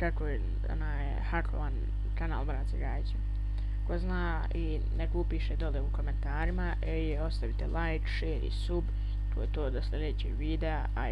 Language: Bosnian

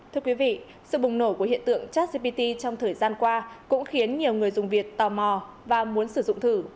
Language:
Vietnamese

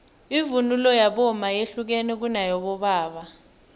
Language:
South Ndebele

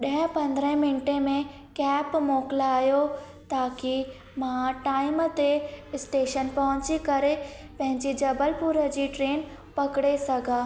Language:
Sindhi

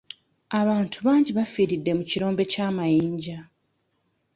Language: Ganda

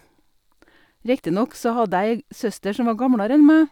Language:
Norwegian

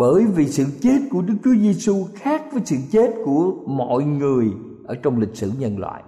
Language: Vietnamese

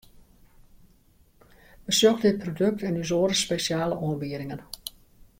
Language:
Western Frisian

